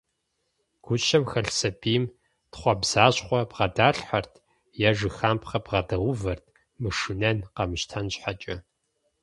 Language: Kabardian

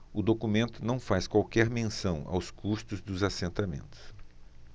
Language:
Portuguese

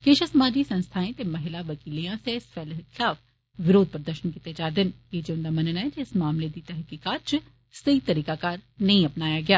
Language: Dogri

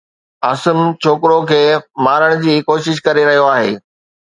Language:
Sindhi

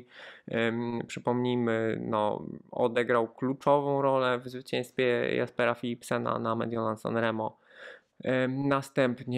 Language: Polish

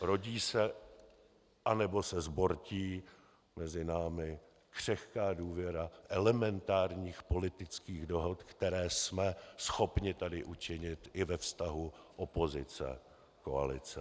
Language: Czech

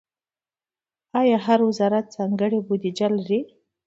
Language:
Pashto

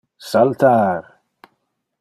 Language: Interlingua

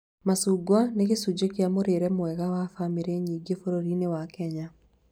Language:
Kikuyu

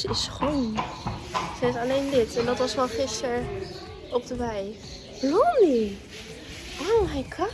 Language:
Dutch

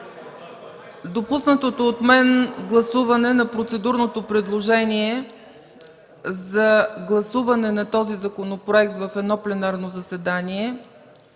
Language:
Bulgarian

